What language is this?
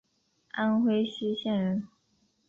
Chinese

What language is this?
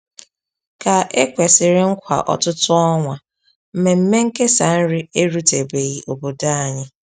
Igbo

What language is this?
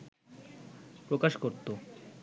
Bangla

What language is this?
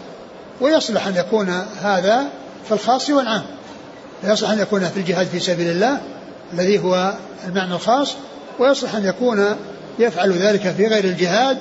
Arabic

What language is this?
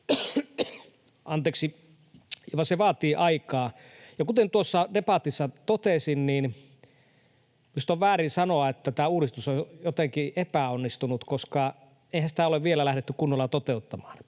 Finnish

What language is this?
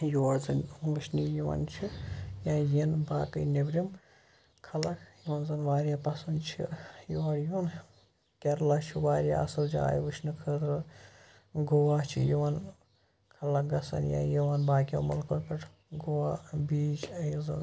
Kashmiri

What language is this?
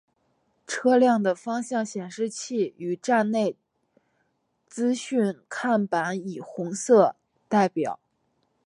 Chinese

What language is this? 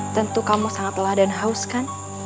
Indonesian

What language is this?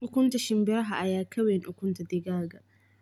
Somali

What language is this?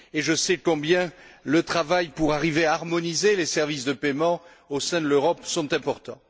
French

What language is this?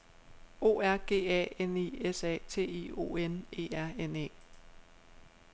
Danish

